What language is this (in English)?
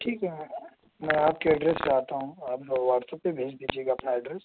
Urdu